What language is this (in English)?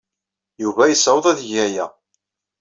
Kabyle